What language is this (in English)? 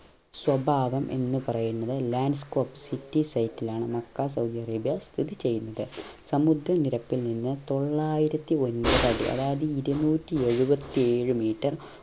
Malayalam